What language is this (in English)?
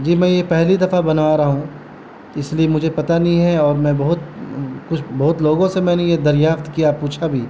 Urdu